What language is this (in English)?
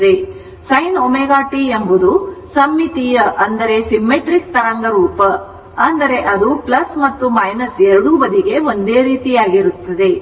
Kannada